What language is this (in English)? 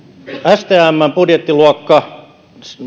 Finnish